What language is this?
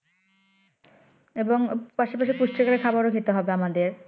Bangla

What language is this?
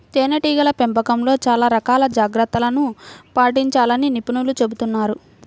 Telugu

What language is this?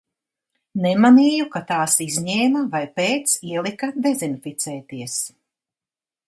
Latvian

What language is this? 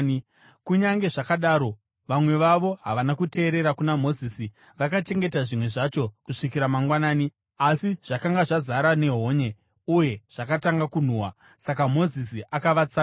Shona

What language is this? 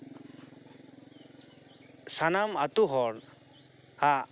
Santali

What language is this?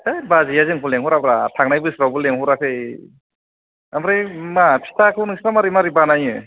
Bodo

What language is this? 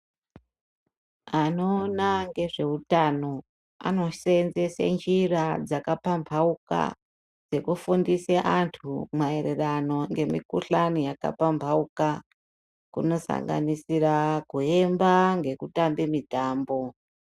Ndau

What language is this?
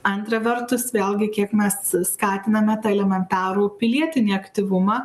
Lithuanian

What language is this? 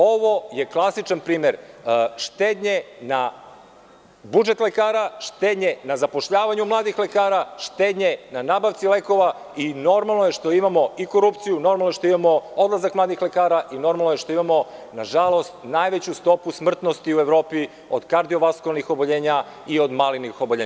Serbian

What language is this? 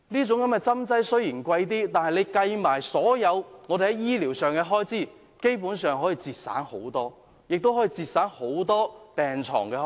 Cantonese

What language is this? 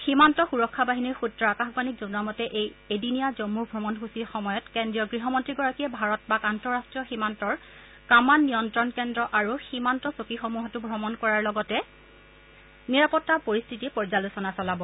Assamese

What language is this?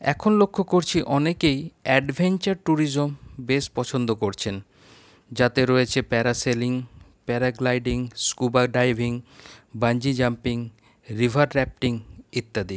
Bangla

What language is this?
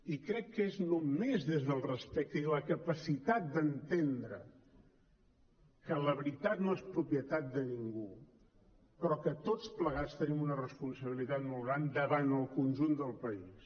Catalan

